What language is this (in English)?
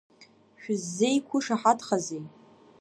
Abkhazian